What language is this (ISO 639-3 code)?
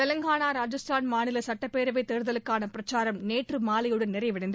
tam